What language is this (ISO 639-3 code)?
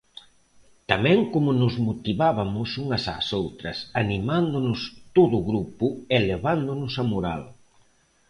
glg